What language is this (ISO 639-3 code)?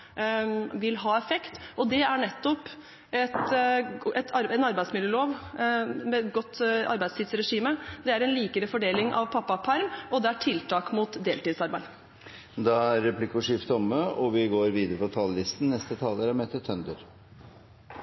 nor